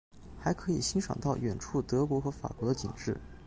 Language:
Chinese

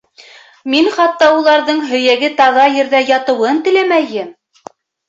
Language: Bashkir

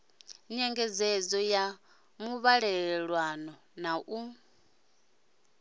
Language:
Venda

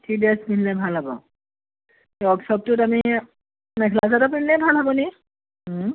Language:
Assamese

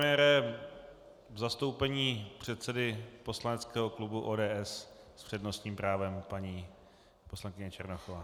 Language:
Czech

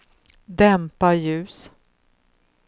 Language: Swedish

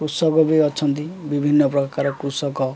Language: Odia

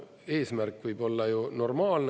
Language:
Estonian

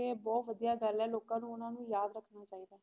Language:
Punjabi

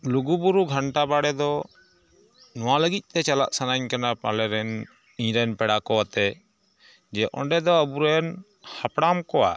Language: Santali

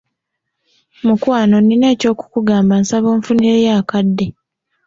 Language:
Ganda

